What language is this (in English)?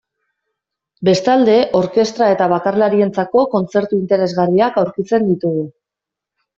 Basque